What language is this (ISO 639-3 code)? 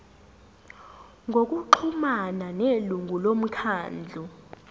zul